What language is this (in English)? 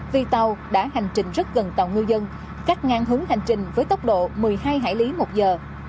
Vietnamese